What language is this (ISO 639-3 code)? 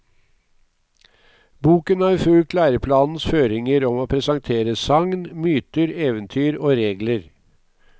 nor